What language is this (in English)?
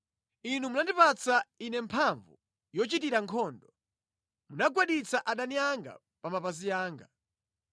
Nyanja